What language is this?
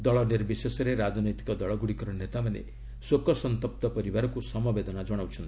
Odia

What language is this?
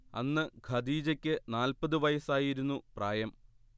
Malayalam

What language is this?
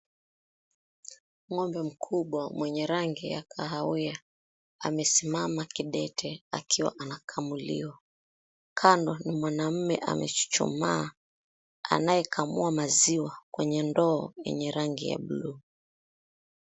Swahili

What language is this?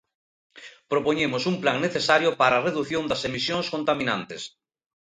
Galician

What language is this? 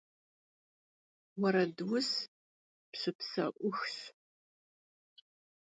Kabardian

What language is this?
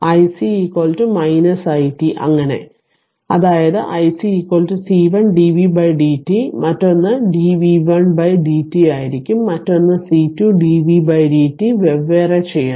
Malayalam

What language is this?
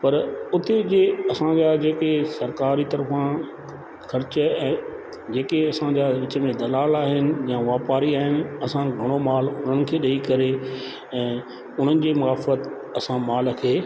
Sindhi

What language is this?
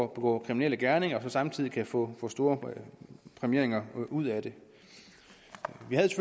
Danish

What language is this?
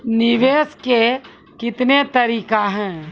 Maithili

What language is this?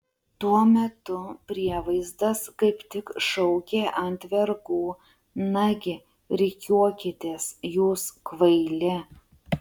Lithuanian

